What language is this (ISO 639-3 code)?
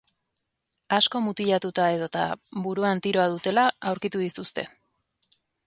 eus